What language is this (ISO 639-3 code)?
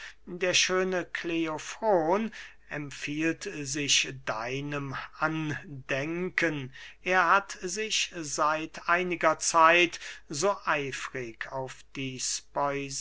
deu